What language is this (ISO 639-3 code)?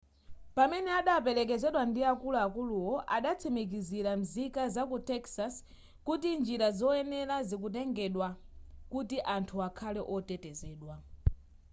nya